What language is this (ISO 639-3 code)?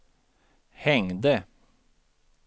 swe